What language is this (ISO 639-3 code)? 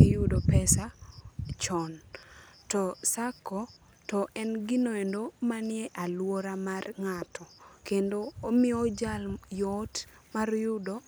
luo